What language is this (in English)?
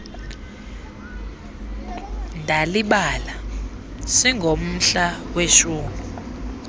Xhosa